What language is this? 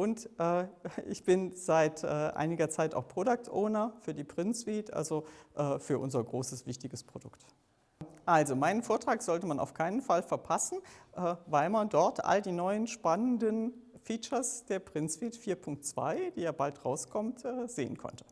German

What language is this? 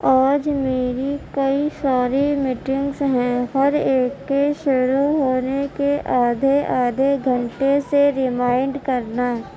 Urdu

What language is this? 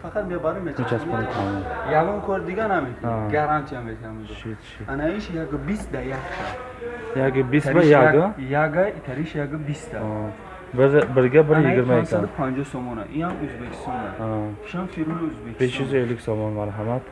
Turkish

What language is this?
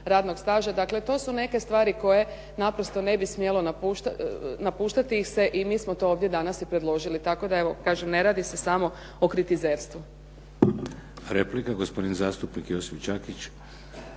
Croatian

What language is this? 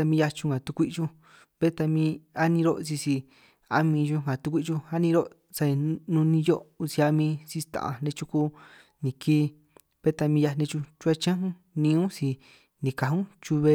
San Martín Itunyoso Triqui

